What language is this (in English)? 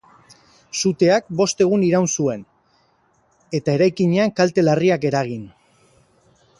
Basque